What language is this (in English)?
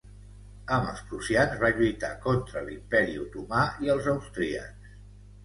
Catalan